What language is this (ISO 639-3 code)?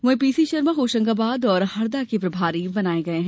hin